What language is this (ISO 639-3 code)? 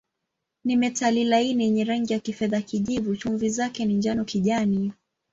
swa